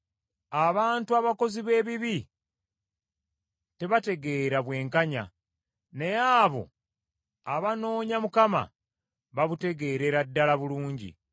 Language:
Ganda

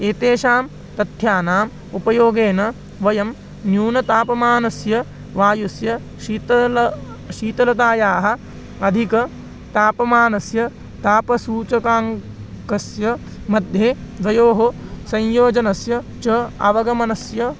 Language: Sanskrit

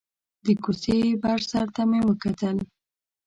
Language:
Pashto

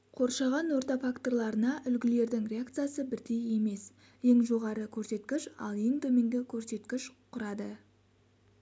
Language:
Kazakh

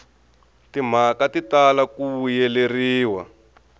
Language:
Tsonga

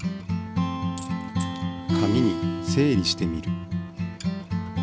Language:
Japanese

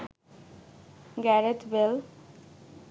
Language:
Bangla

